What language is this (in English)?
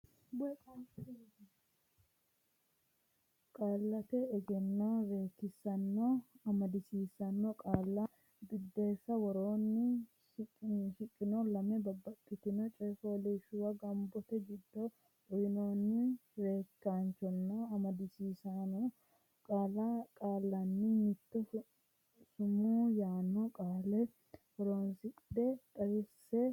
Sidamo